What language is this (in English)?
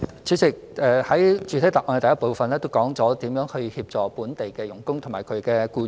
Cantonese